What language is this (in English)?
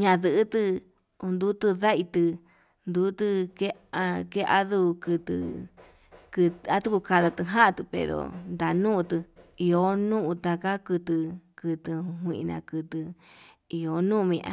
Yutanduchi Mixtec